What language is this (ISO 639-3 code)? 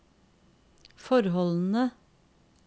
nor